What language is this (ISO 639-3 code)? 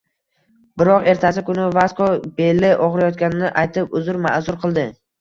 uzb